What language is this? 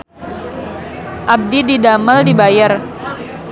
Sundanese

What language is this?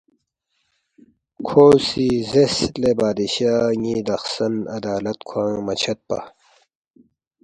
Balti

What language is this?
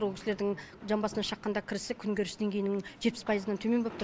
Kazakh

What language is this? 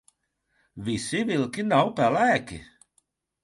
Latvian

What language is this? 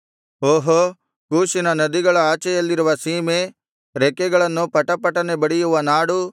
Kannada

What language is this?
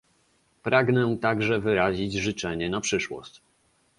Polish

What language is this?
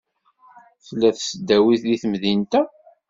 Kabyle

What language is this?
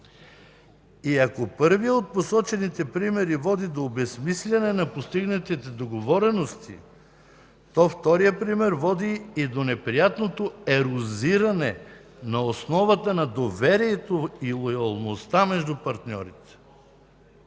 Bulgarian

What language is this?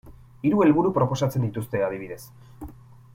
Basque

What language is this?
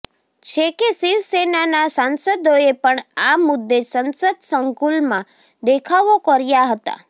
Gujarati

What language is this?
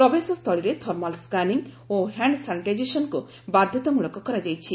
Odia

